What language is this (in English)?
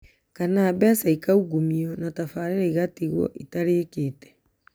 Kikuyu